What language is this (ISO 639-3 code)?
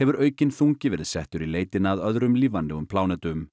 isl